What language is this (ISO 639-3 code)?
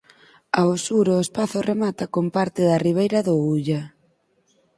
glg